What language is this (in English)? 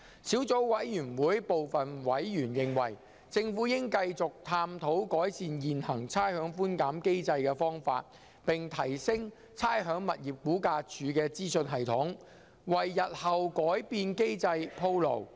Cantonese